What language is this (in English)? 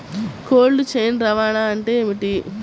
Telugu